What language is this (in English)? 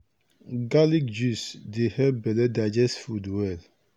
Nigerian Pidgin